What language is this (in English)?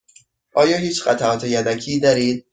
Persian